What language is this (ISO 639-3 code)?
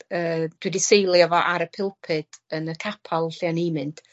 cym